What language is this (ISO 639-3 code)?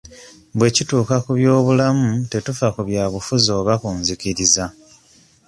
lug